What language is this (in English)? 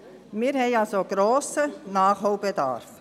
Swiss German